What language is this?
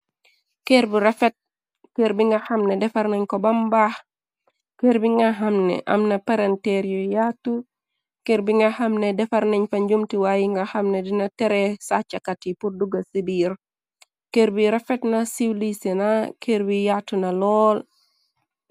Wolof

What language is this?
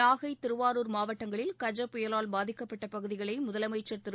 Tamil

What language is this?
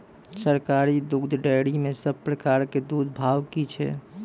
Maithili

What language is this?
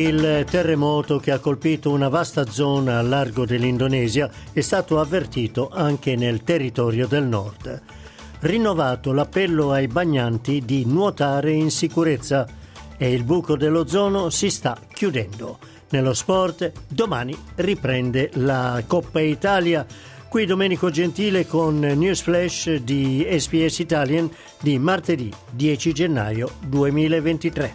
Italian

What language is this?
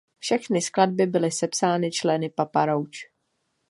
Czech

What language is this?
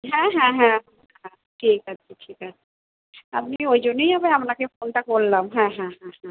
Bangla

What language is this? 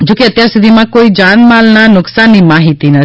Gujarati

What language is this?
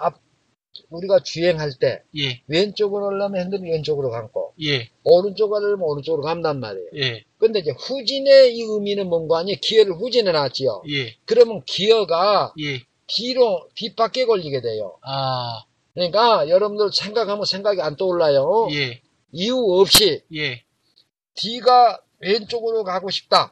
Korean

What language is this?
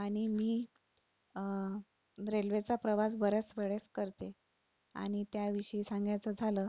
Marathi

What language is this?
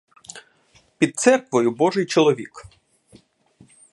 Ukrainian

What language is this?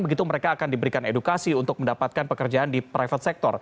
Indonesian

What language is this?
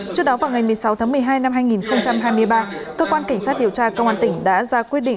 Vietnamese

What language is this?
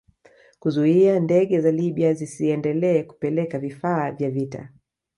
Swahili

